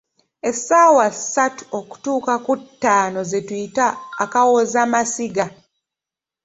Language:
Ganda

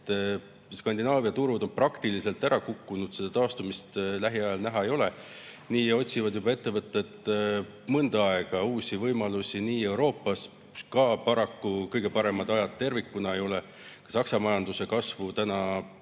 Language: Estonian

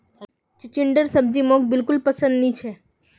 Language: Magahi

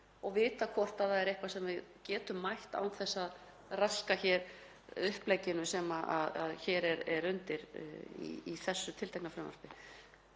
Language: Icelandic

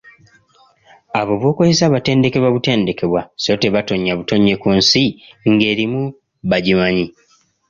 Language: Ganda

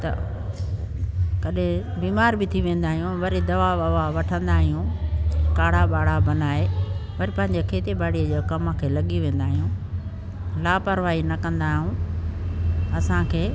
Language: Sindhi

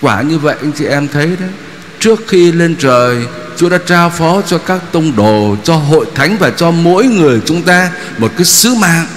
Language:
Vietnamese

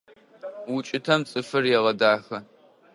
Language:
Adyghe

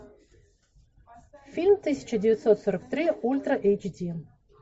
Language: Russian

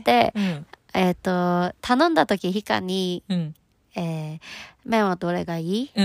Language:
Japanese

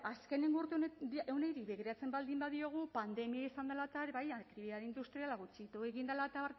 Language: Basque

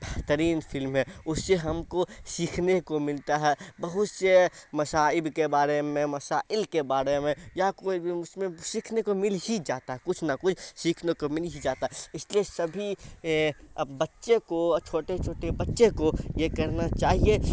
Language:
Urdu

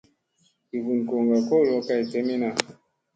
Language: Musey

